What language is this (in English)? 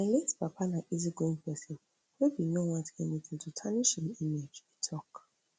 Nigerian Pidgin